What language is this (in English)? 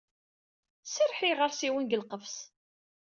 Kabyle